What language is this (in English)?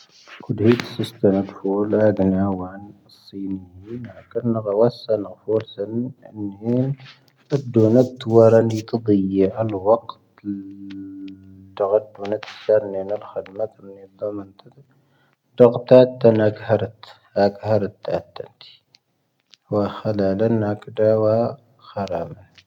Tahaggart Tamahaq